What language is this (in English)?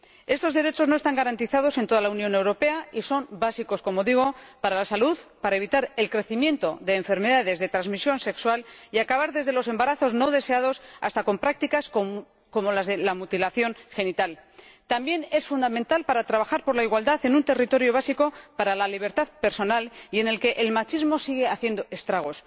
Spanish